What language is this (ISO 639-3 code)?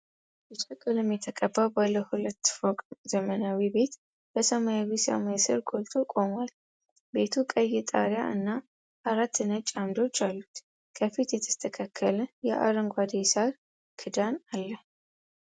amh